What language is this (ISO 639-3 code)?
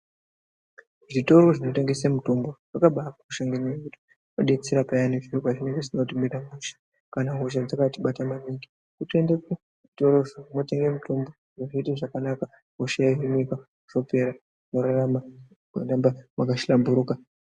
ndc